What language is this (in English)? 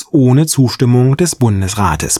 German